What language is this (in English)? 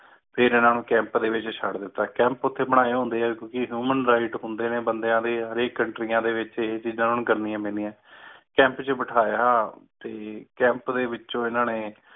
Punjabi